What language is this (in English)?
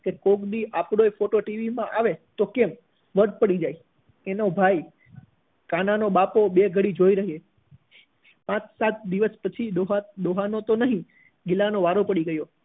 Gujarati